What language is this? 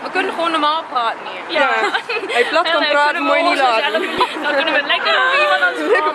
Dutch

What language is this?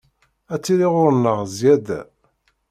Kabyle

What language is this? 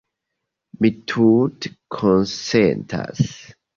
Esperanto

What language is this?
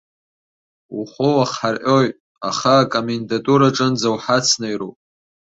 Abkhazian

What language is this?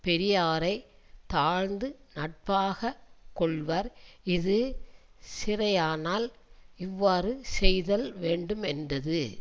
Tamil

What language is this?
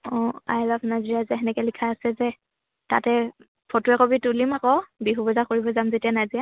Assamese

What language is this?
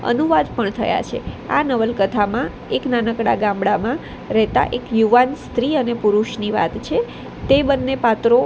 Gujarati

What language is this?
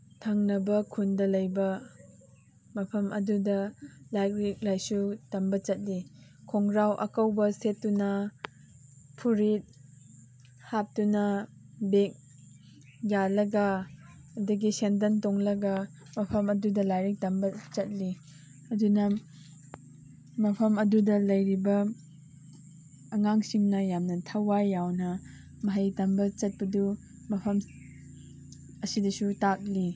Manipuri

